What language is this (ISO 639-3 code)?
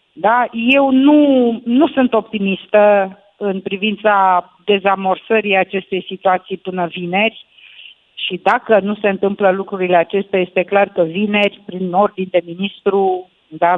ron